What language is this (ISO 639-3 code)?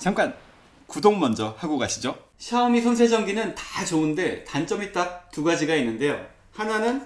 kor